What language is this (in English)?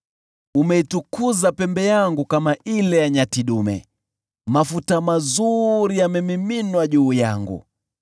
Swahili